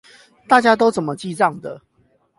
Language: Chinese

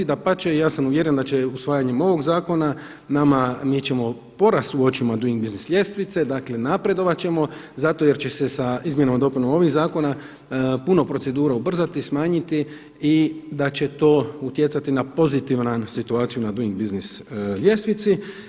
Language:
Croatian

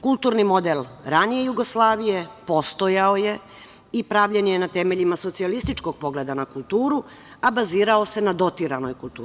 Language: Serbian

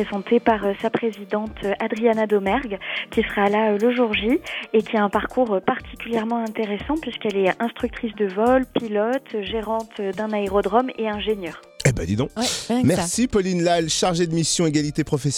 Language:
French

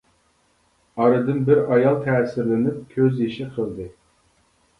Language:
Uyghur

